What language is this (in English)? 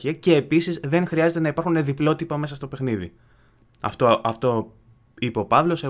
Greek